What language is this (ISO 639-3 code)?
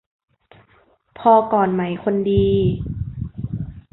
tha